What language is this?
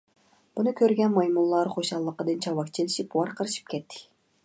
Uyghur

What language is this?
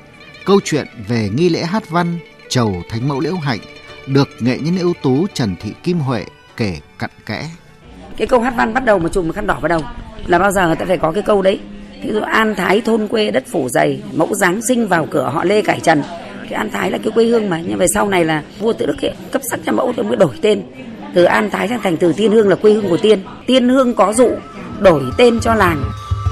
Vietnamese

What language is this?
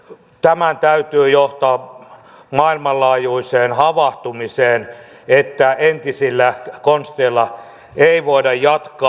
Finnish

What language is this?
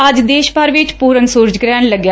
Punjabi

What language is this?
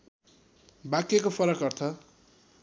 Nepali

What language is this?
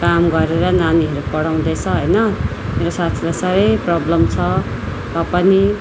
Nepali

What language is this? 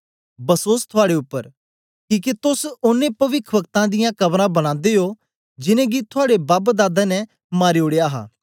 Dogri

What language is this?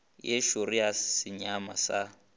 Northern Sotho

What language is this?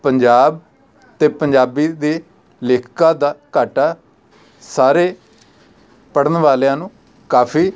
Punjabi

